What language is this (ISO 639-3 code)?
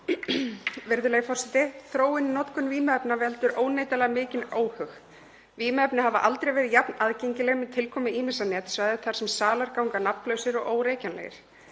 isl